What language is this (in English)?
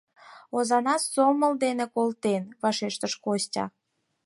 Mari